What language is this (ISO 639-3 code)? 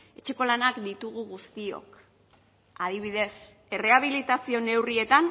eus